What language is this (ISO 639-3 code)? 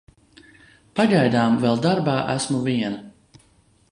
lav